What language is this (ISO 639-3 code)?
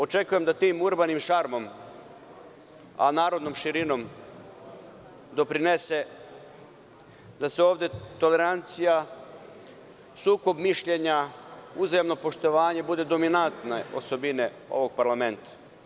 srp